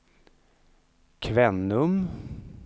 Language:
Swedish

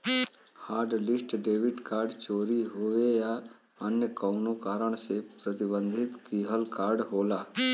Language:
Bhojpuri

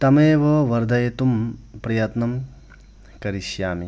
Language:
Sanskrit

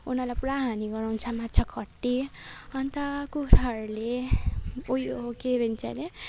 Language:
Nepali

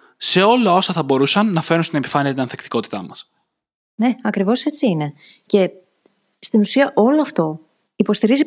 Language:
Greek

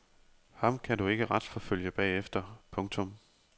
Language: Danish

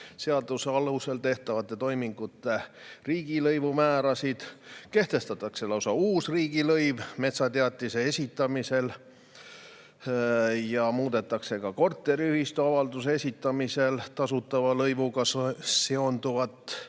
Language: Estonian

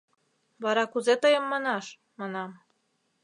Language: Mari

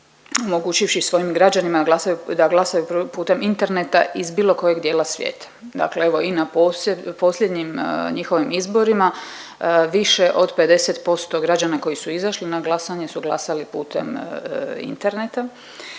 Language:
Croatian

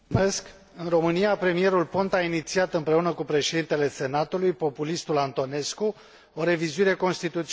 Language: Romanian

